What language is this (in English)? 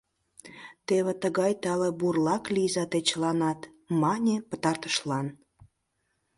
Mari